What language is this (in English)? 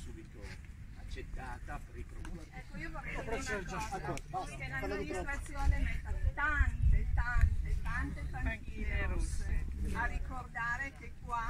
Italian